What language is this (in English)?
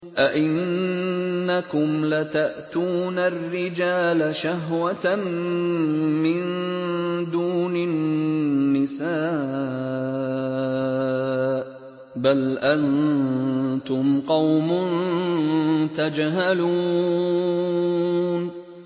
Arabic